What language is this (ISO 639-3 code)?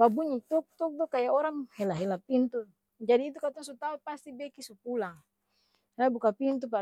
abs